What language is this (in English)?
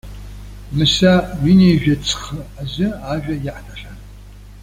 Abkhazian